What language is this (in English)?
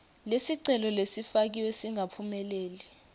Swati